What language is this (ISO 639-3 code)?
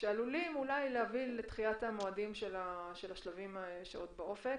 heb